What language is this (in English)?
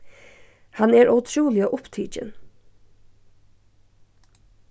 Faroese